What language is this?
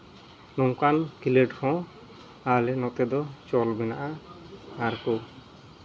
Santali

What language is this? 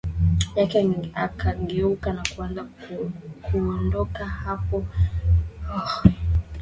Swahili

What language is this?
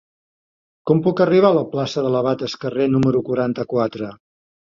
Catalan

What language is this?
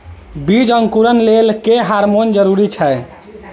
Maithili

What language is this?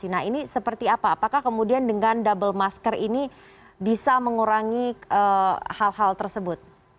Indonesian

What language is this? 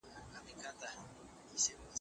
Pashto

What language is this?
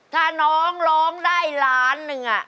Thai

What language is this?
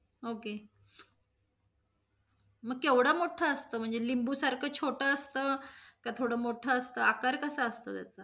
Marathi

